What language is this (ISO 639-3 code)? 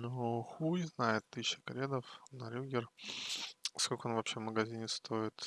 rus